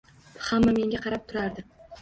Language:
Uzbek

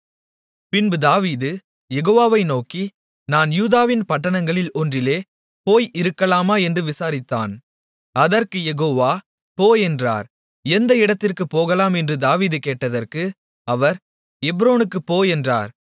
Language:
Tamil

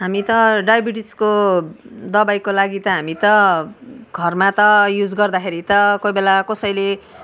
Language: Nepali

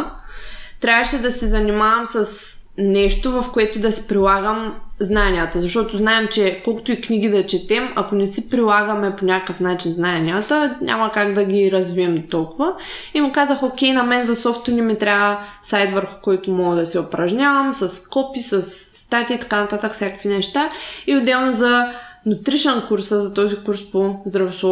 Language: Bulgarian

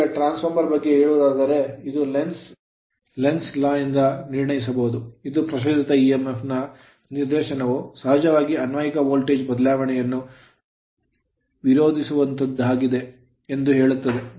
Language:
Kannada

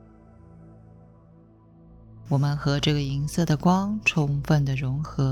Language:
Chinese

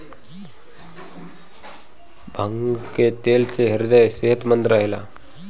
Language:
Bhojpuri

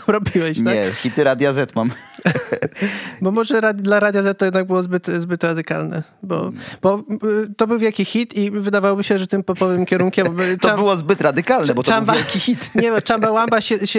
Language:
Polish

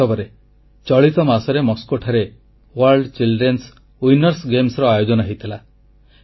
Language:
Odia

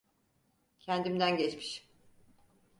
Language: Turkish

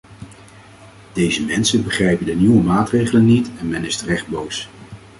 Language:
Dutch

